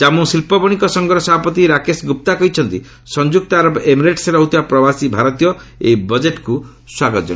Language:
Odia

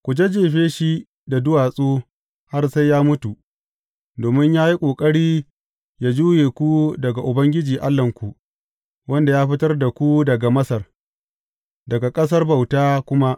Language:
Hausa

